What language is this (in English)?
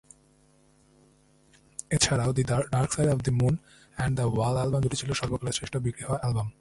Bangla